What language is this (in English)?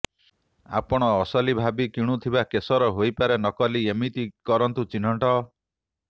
Odia